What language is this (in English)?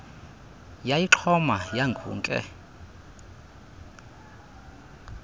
Xhosa